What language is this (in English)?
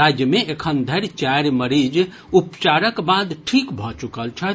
Maithili